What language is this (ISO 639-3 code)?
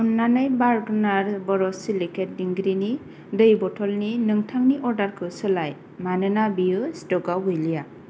brx